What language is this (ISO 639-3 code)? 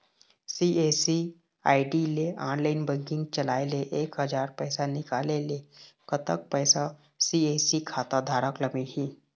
hne